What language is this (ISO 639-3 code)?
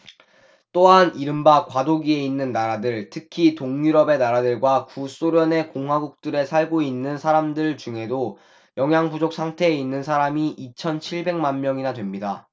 kor